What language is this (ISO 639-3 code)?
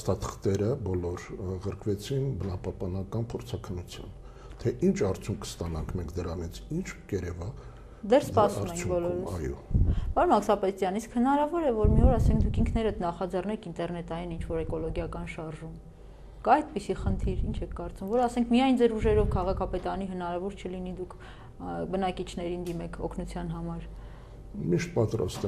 ron